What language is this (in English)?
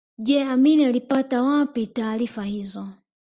Swahili